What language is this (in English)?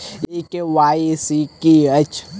Maithili